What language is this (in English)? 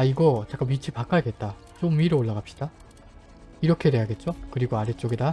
Korean